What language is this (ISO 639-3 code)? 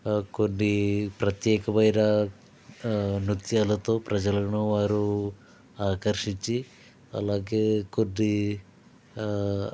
tel